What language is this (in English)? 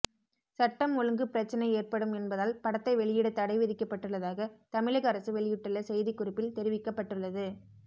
Tamil